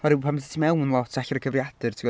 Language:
Welsh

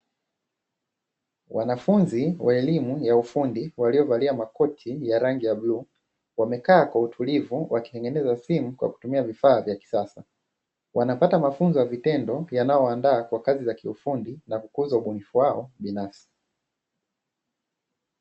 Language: Swahili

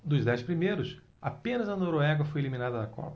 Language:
Portuguese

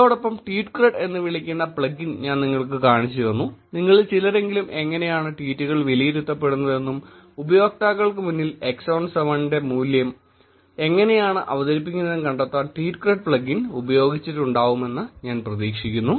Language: Malayalam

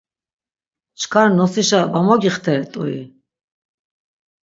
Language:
Laz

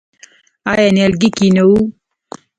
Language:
Pashto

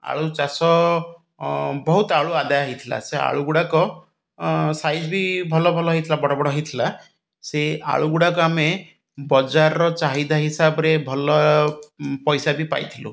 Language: Odia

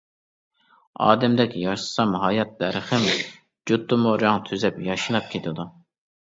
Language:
Uyghur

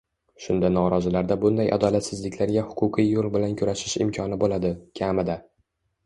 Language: Uzbek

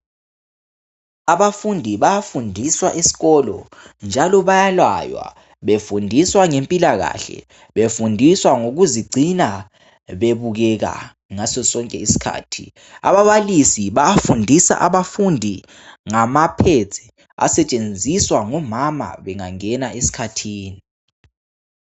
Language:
North Ndebele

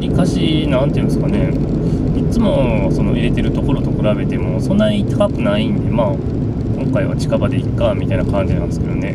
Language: Japanese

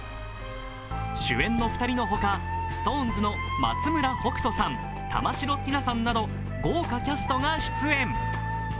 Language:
Japanese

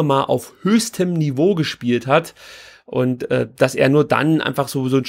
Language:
German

